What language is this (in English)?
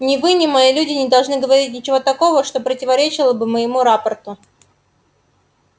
Russian